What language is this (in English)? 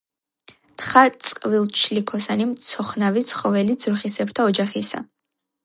Georgian